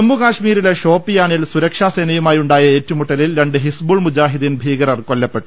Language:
Malayalam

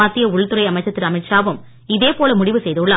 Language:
Tamil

